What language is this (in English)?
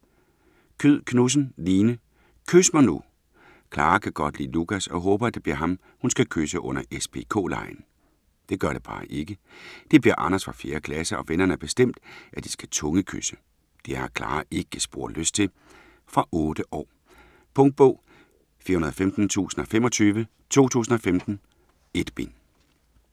Danish